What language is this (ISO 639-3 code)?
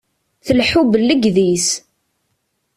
kab